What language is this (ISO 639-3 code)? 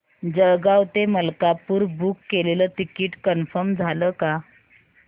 mar